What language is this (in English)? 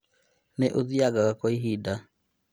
Kikuyu